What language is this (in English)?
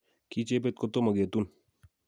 Kalenjin